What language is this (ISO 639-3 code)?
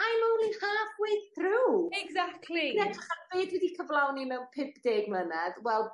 cym